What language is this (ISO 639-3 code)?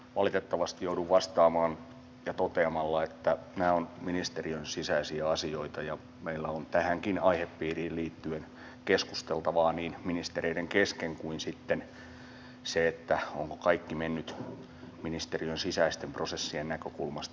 fin